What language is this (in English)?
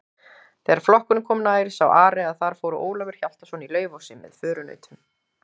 Icelandic